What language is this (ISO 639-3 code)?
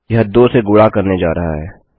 hin